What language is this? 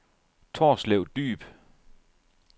Danish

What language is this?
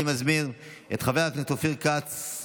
Hebrew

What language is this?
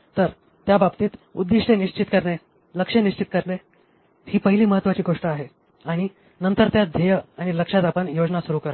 Marathi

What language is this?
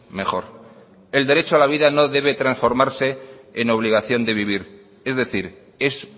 Spanish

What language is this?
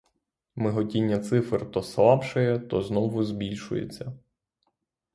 Ukrainian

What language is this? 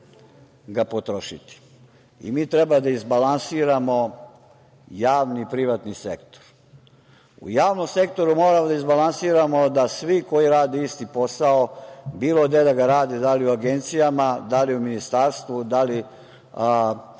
Serbian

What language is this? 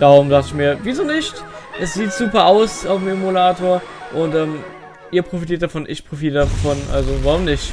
German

